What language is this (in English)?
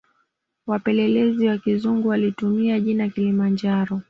Swahili